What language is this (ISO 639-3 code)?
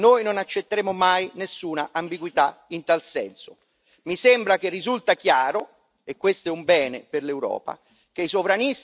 ita